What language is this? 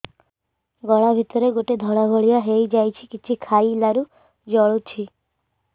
Odia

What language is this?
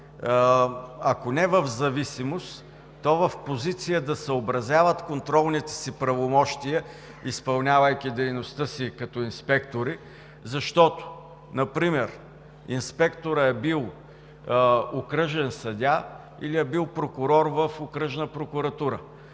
Bulgarian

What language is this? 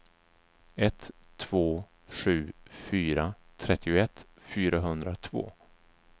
Swedish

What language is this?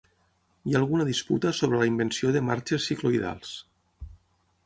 Catalan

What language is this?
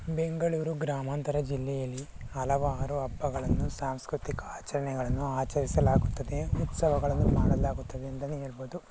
Kannada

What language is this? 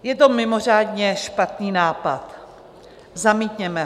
Czech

